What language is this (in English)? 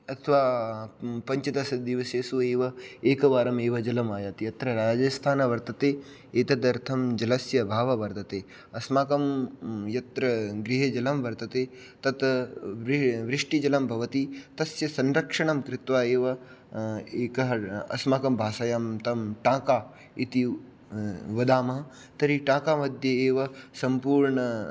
Sanskrit